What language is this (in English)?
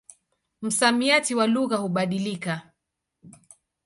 Swahili